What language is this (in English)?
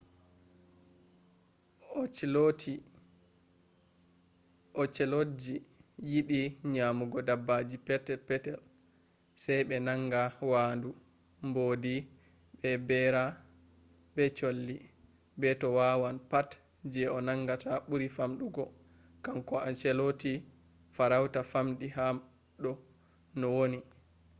Fula